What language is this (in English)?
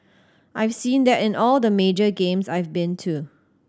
English